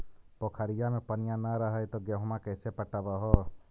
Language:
Magahi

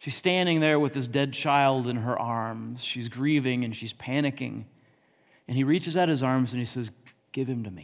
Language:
English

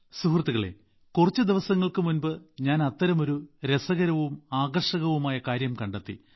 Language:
Malayalam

